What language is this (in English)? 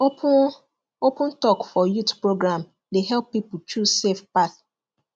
Nigerian Pidgin